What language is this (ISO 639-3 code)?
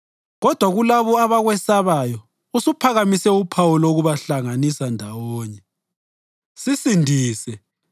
nde